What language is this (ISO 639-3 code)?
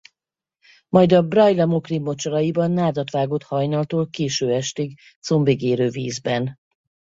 hun